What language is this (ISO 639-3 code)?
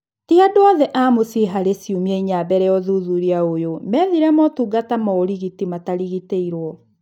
kik